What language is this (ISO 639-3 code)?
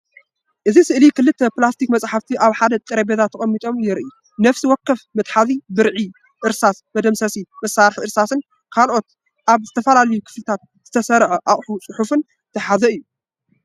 tir